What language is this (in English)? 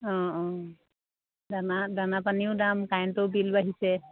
Assamese